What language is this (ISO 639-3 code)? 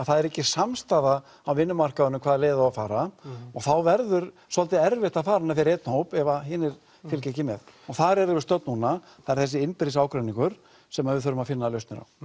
isl